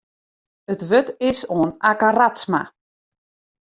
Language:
Western Frisian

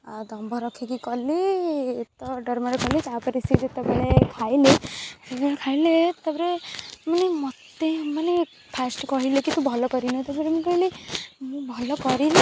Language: Odia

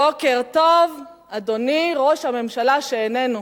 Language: Hebrew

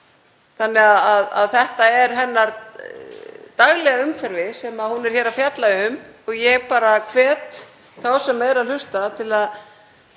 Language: Icelandic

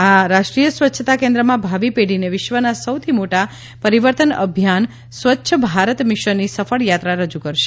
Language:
Gujarati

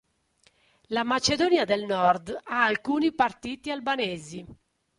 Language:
Italian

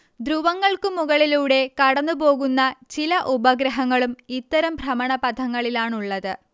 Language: Malayalam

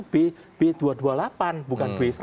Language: Indonesian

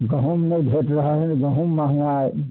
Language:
Maithili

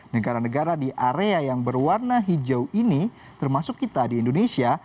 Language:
Indonesian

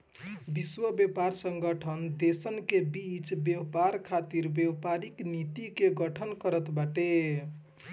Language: Bhojpuri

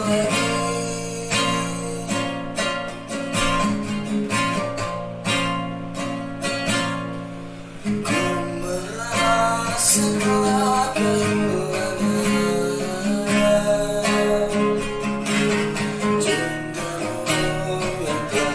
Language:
Indonesian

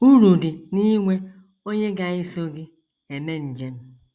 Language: Igbo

